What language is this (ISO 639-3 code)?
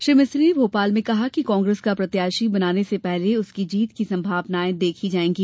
hin